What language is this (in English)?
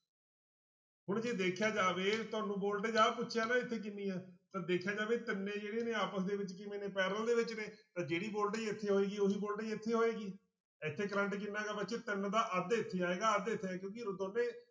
Punjabi